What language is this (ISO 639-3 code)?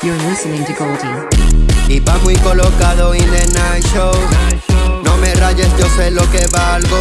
spa